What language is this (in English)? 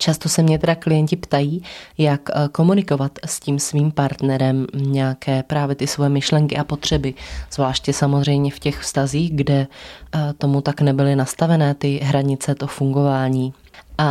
Czech